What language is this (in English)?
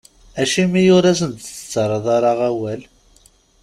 Kabyle